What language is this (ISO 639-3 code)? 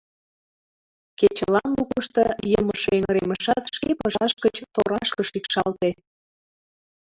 chm